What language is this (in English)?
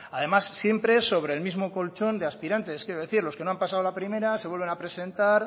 Spanish